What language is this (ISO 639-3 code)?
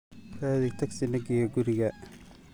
som